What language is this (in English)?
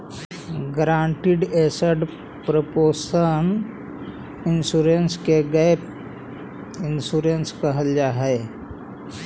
Magahi